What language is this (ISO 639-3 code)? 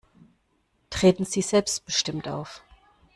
deu